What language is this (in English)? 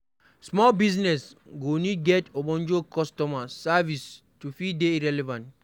Nigerian Pidgin